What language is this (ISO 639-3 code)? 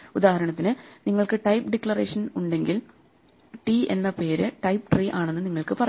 mal